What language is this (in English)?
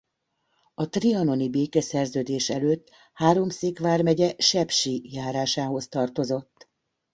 Hungarian